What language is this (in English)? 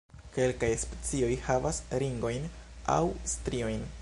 Esperanto